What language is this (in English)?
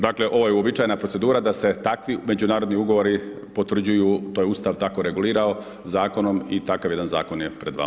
Croatian